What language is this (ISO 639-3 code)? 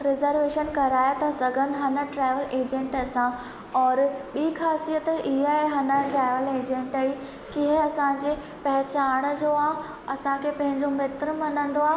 snd